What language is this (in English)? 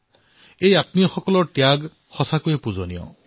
Assamese